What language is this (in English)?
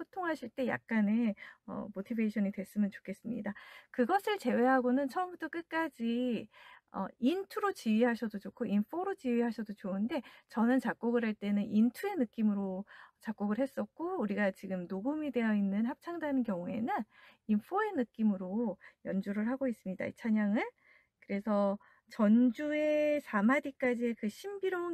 Korean